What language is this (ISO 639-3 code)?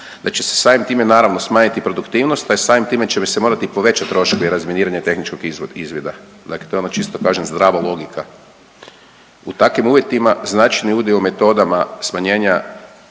hrv